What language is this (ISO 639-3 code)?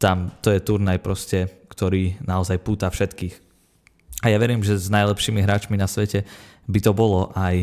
slk